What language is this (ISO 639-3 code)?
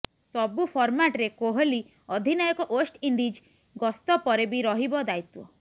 ori